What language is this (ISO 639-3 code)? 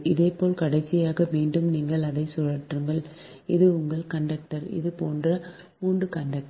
tam